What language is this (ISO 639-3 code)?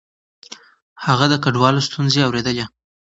pus